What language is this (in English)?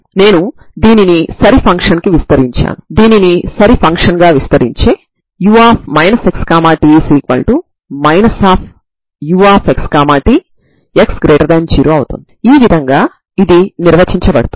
Telugu